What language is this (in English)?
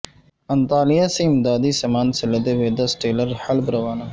Urdu